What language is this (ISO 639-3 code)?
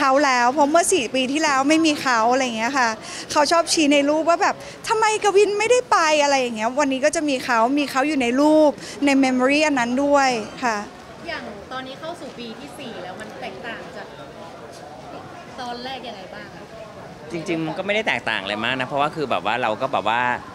tha